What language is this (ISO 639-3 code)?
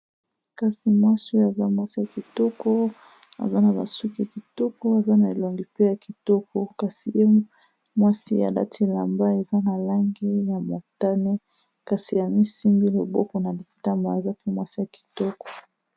lin